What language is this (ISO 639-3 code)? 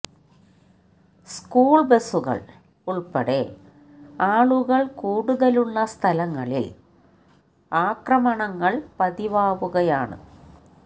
mal